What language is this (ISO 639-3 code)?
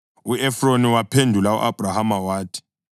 nde